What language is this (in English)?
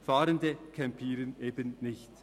Swiss German